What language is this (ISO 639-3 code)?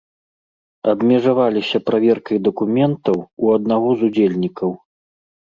bel